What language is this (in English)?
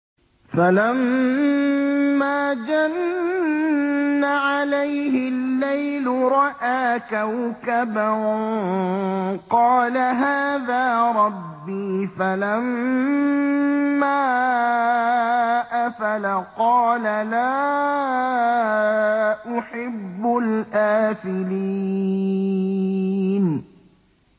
Arabic